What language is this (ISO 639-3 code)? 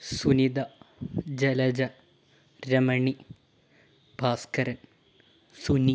mal